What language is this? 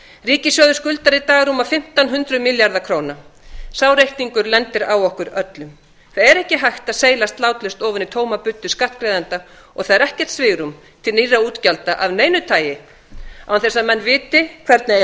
Icelandic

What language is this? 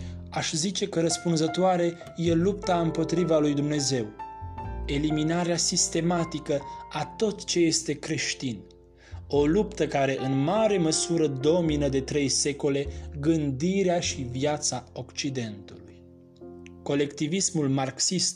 Romanian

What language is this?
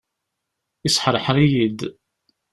Kabyle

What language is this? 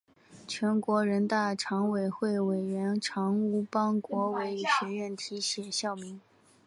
Chinese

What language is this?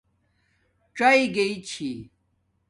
Domaaki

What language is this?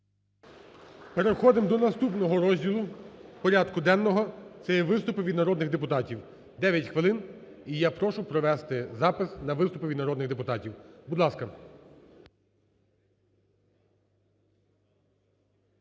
Ukrainian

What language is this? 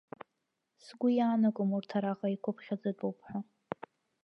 Abkhazian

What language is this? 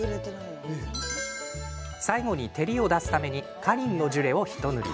Japanese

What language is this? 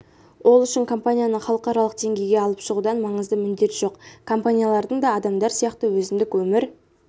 Kazakh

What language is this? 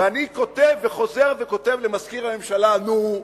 Hebrew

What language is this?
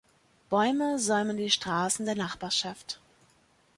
German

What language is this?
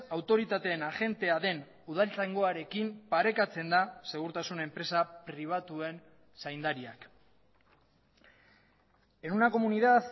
Basque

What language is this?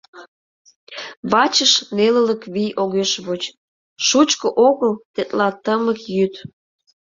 Mari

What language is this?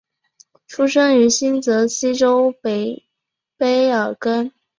Chinese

